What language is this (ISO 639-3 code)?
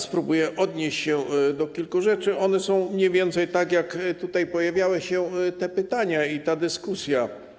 pol